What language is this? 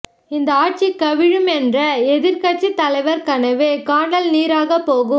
Tamil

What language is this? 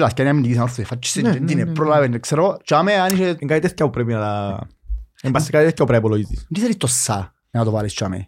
Greek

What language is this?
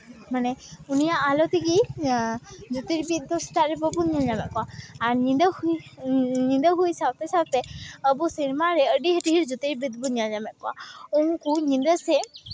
Santali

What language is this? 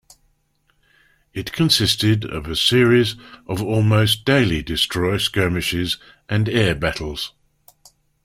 English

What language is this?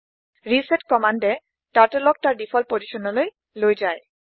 Assamese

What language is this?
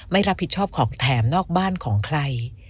Thai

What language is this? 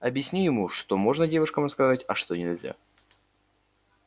Russian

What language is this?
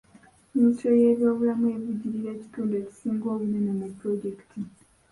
Ganda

